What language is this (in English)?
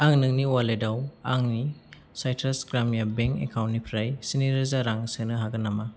Bodo